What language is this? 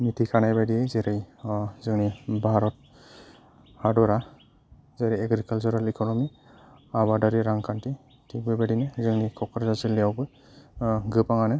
Bodo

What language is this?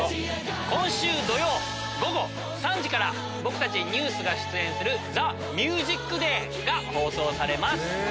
Japanese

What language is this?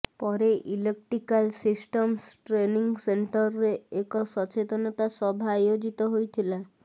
Odia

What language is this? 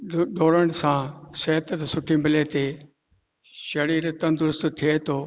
Sindhi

